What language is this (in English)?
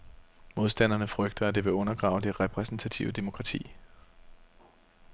Danish